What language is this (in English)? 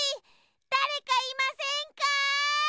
Japanese